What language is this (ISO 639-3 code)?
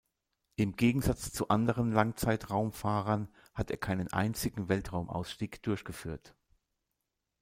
deu